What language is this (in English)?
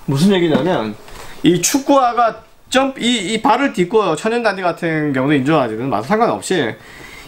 Korean